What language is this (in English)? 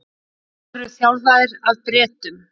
Icelandic